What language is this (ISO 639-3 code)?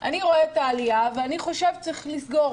heb